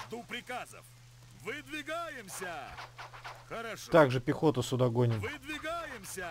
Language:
Russian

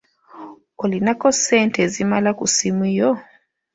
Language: Ganda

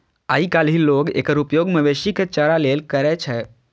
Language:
Maithili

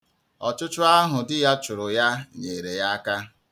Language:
Igbo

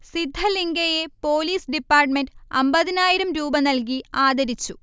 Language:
Malayalam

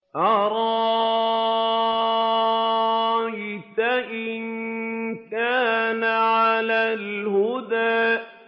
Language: Arabic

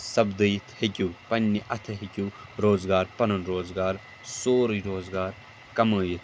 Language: Kashmiri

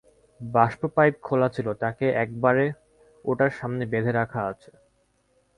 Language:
Bangla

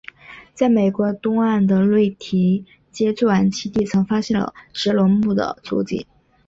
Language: Chinese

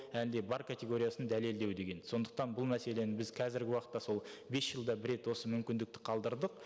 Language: Kazakh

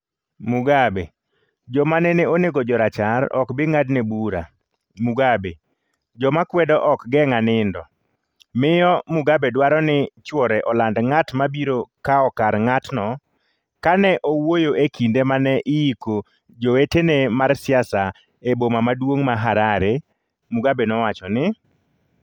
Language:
Luo (Kenya and Tanzania)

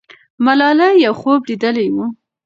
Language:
Pashto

